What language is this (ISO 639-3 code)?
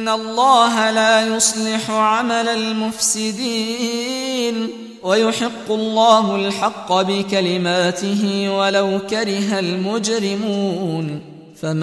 ara